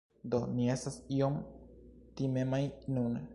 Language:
Esperanto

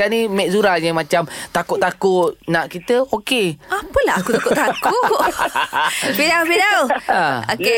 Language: Malay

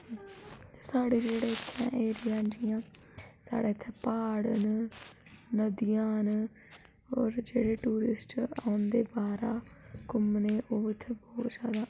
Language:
Dogri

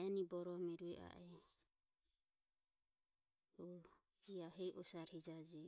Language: Ömie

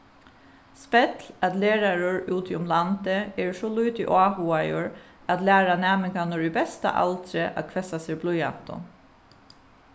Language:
Faroese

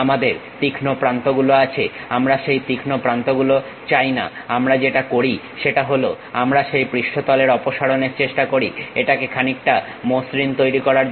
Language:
Bangla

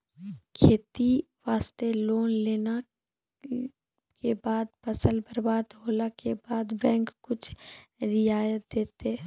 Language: Maithili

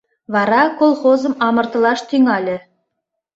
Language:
Mari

